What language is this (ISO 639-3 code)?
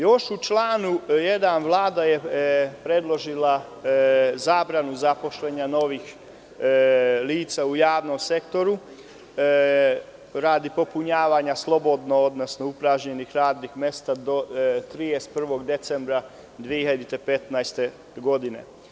srp